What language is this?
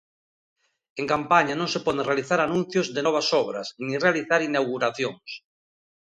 Galician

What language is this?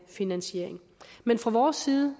Danish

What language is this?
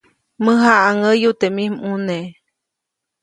Copainalá Zoque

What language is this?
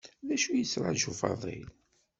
Kabyle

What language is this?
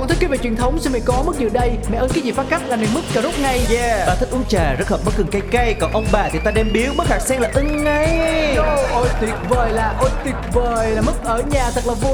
Vietnamese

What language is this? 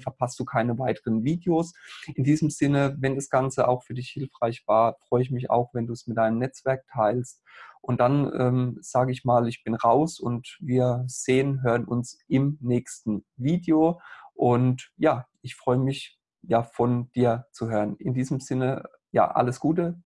German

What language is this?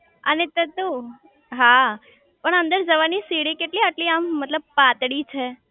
Gujarati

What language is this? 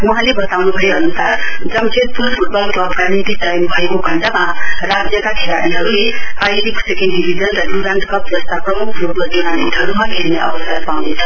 Nepali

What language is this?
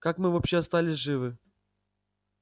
Russian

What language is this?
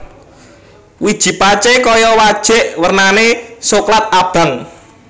Javanese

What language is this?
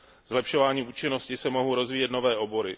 Czech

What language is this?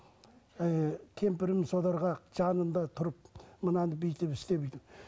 Kazakh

